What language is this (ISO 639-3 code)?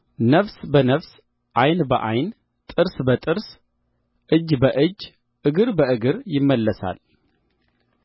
amh